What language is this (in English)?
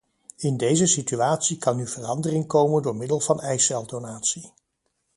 Dutch